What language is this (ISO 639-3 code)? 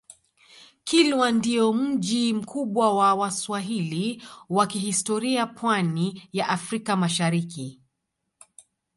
swa